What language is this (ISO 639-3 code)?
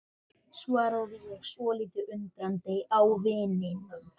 isl